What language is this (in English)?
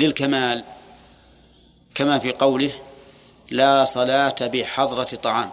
Arabic